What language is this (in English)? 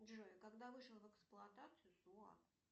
Russian